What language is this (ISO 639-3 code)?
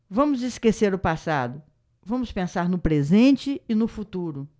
por